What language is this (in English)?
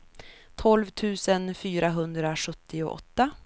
Swedish